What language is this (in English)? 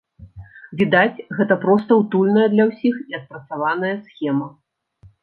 Belarusian